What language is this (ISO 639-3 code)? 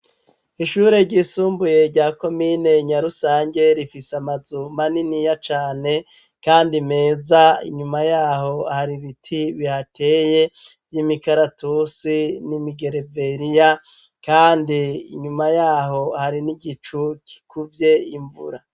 run